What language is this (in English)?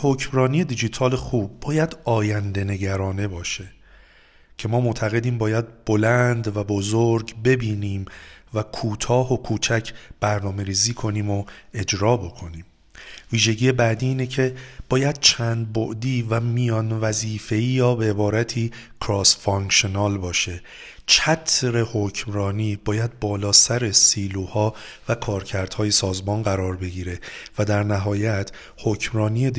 Persian